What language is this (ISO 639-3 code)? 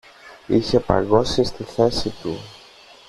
ell